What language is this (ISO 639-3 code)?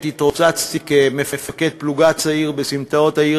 heb